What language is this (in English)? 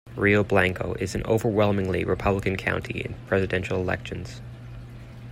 English